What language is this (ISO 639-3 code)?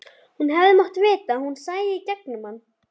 isl